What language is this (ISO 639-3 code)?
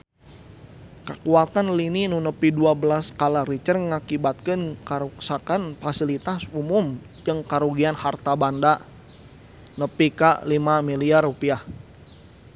sun